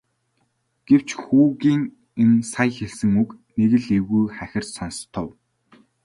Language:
Mongolian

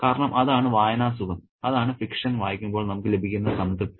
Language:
Malayalam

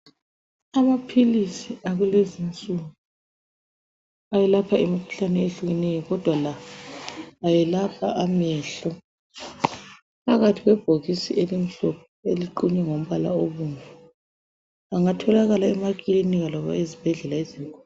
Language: North Ndebele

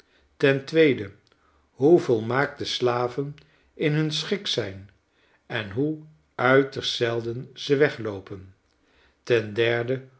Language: Dutch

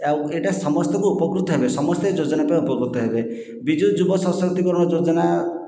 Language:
Odia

